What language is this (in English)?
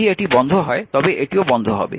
Bangla